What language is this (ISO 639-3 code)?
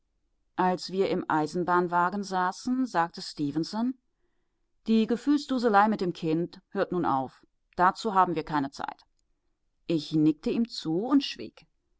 deu